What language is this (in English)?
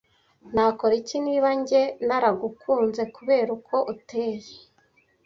Kinyarwanda